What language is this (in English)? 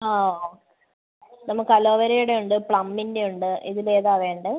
Malayalam